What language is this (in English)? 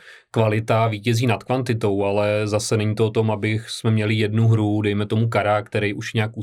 Czech